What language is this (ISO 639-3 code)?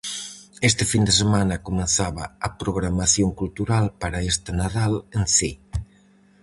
glg